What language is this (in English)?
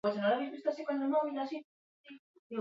Basque